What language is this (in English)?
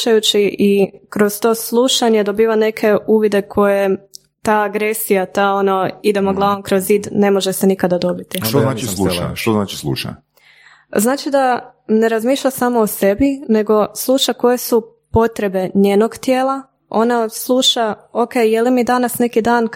Croatian